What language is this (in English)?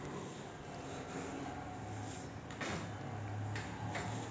Marathi